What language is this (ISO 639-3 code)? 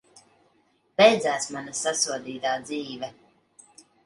lav